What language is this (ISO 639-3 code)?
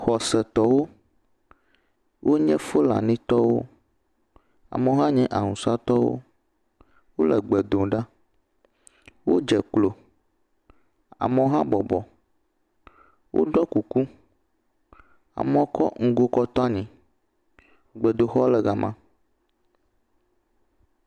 ewe